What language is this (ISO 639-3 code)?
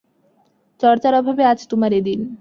ben